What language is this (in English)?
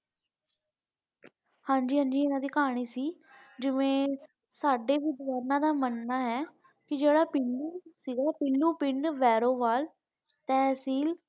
Punjabi